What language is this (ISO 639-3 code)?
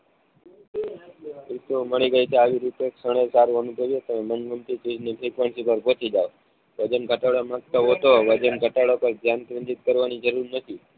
guj